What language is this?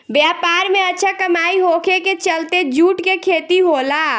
Bhojpuri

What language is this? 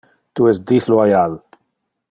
Interlingua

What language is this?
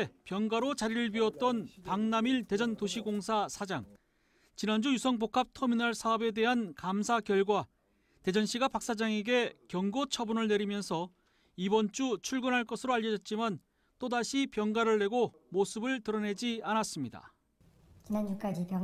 Korean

